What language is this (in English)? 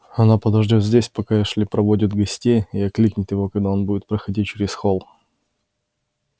Russian